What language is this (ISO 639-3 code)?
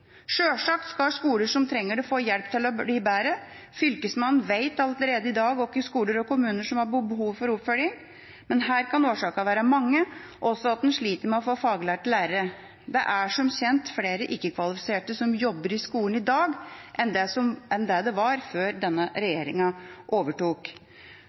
nob